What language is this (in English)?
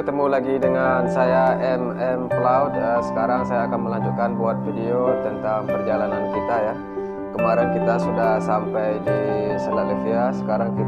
Indonesian